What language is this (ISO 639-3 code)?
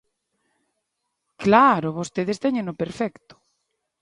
glg